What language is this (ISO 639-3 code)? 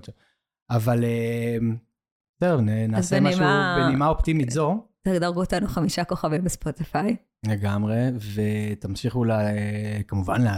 heb